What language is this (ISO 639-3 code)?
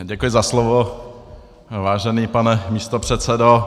ces